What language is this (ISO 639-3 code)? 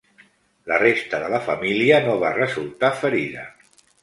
cat